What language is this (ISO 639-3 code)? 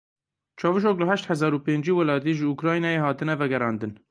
kur